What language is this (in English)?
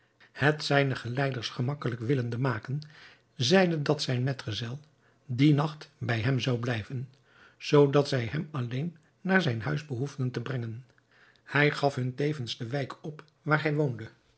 Dutch